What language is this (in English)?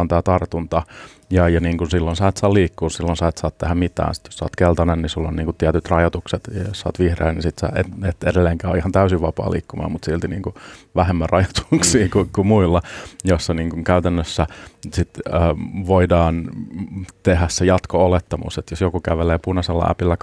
Finnish